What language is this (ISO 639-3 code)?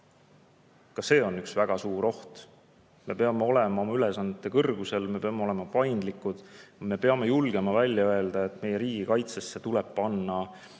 est